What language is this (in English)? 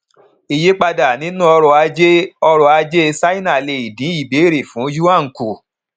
Yoruba